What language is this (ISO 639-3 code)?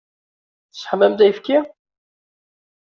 kab